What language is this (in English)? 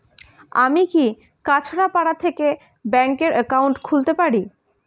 Bangla